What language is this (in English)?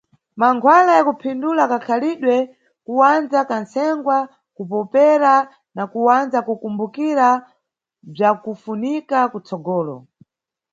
Nyungwe